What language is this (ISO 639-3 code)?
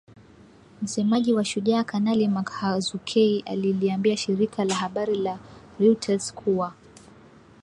swa